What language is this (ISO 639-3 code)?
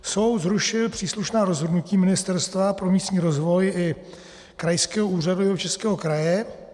ces